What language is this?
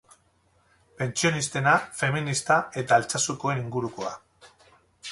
Basque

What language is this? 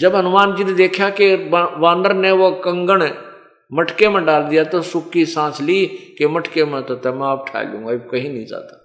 Hindi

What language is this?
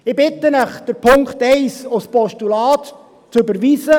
Swiss German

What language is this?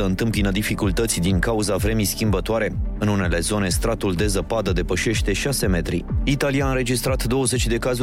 Romanian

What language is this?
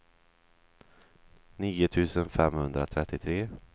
Swedish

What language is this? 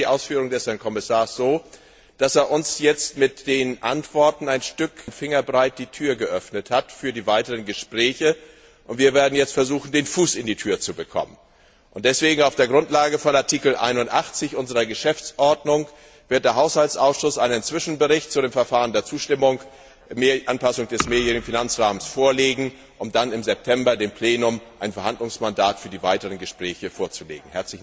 German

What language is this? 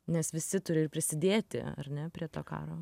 Lithuanian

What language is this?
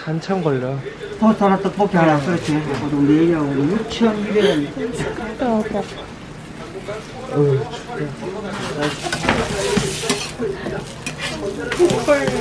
Korean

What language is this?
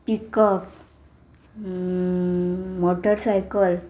Konkani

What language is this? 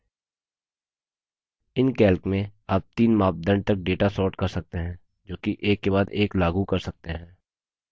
Hindi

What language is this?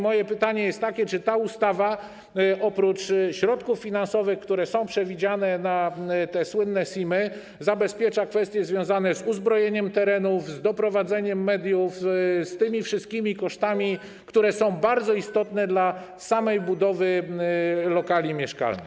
Polish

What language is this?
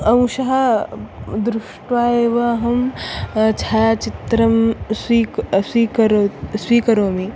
Sanskrit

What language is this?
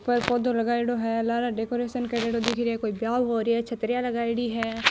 Marwari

